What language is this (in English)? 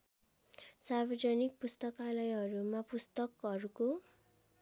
Nepali